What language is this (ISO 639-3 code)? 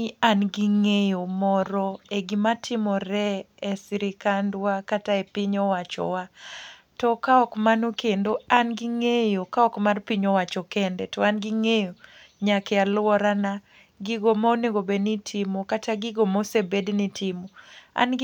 luo